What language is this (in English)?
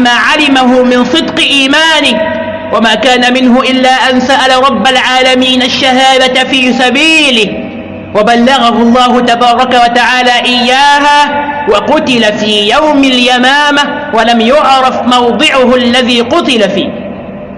Arabic